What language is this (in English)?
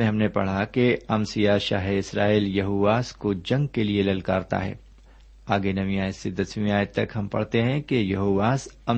Urdu